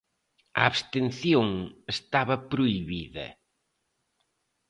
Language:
Galician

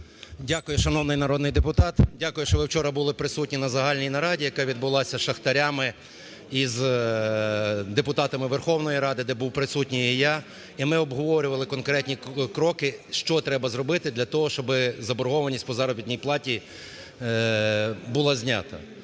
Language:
Ukrainian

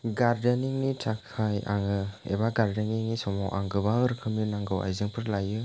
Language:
Bodo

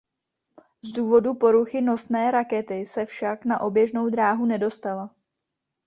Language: Czech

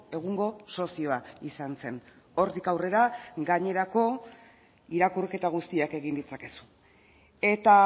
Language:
Basque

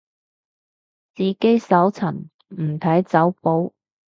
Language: Cantonese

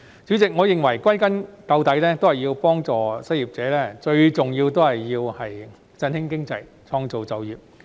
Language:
Cantonese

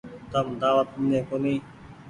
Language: Goaria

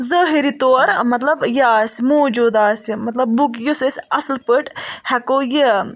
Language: Kashmiri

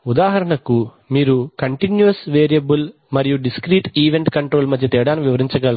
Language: Telugu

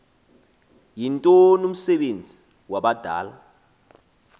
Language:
Xhosa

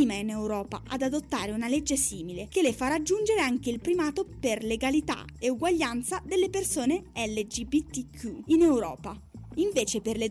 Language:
Italian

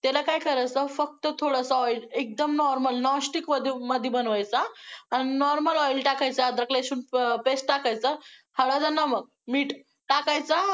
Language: Marathi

